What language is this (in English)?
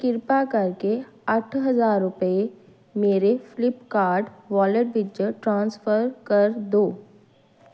Punjabi